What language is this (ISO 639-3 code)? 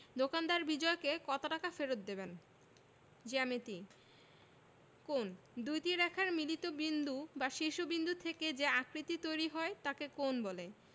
ben